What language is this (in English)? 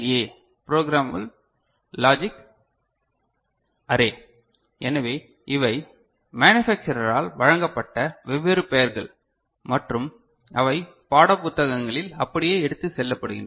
Tamil